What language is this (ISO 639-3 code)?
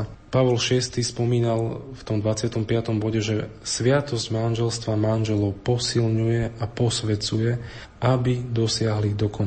slk